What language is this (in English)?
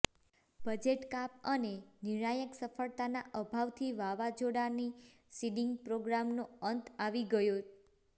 Gujarati